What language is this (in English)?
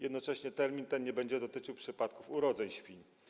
Polish